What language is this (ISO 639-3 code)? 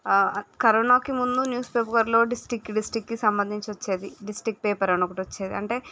tel